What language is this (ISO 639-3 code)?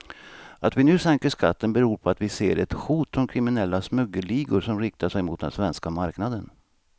swe